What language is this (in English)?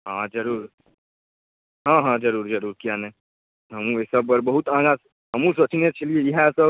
Maithili